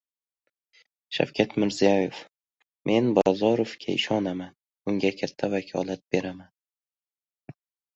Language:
Uzbek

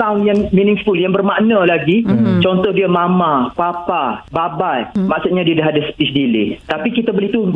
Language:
Malay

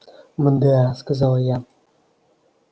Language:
Russian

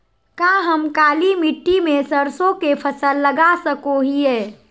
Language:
Magahi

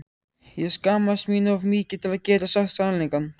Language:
Icelandic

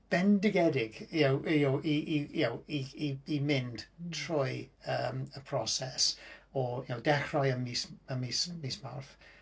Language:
Welsh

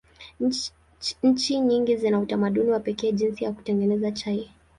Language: Swahili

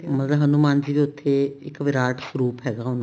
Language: Punjabi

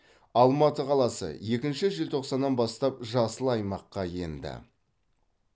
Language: Kazakh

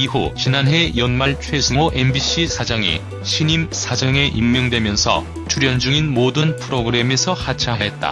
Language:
Korean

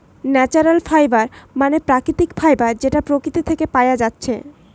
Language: Bangla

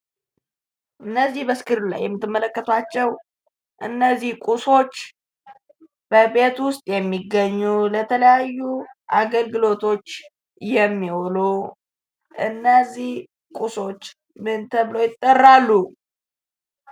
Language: Amharic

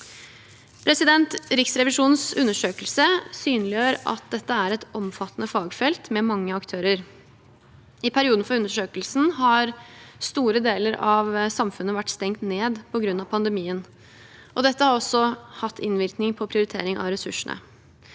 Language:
Norwegian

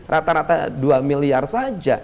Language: Indonesian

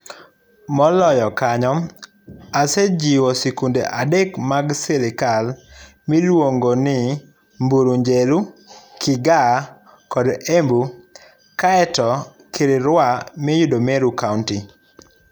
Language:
Luo (Kenya and Tanzania)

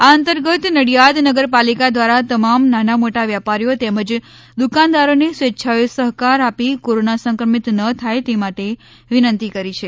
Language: Gujarati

